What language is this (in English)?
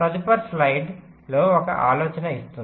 Telugu